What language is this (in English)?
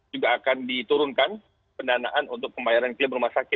Indonesian